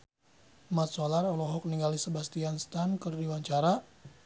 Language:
Sundanese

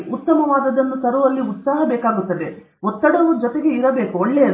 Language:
Kannada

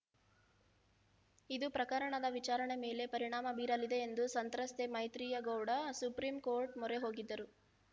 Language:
Kannada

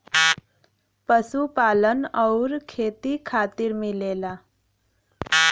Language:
Bhojpuri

